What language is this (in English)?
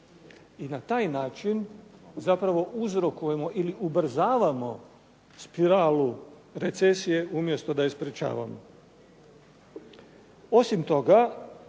Croatian